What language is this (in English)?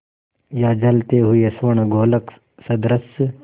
Hindi